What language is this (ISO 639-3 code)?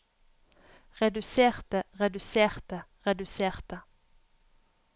nor